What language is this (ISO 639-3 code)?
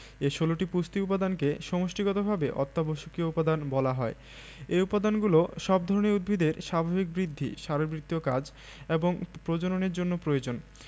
ben